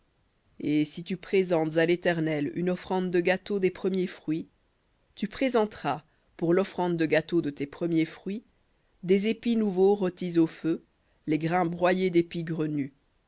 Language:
French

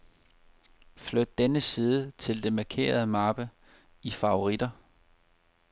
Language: Danish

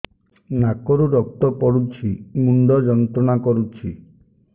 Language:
Odia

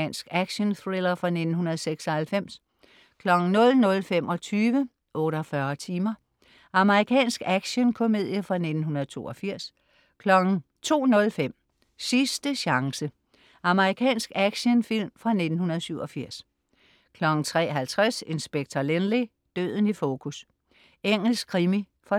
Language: Danish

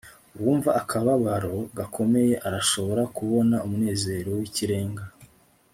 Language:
Kinyarwanda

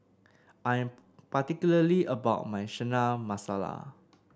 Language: English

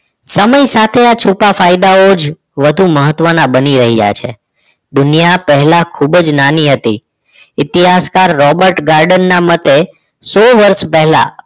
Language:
Gujarati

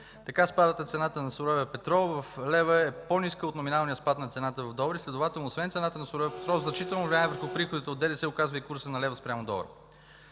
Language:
Bulgarian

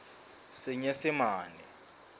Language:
Southern Sotho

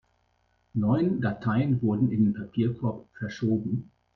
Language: German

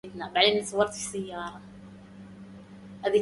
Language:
Arabic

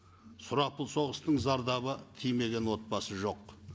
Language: Kazakh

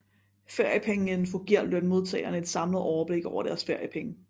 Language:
Danish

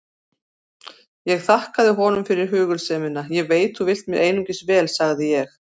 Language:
Icelandic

